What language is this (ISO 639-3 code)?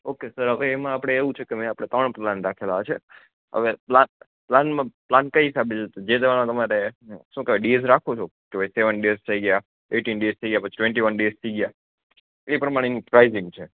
guj